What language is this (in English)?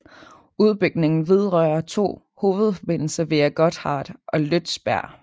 Danish